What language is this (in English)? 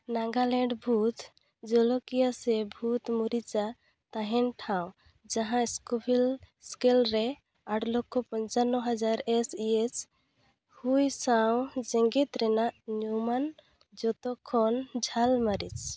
Santali